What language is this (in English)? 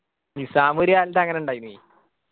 Malayalam